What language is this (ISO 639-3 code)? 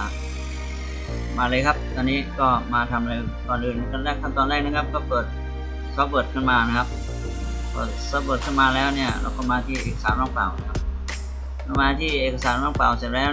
tha